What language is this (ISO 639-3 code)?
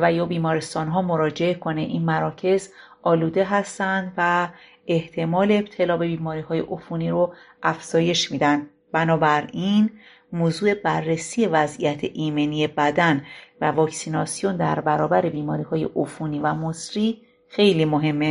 fas